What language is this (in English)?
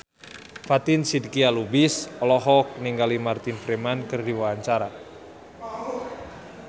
Sundanese